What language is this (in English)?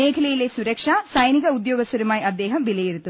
Malayalam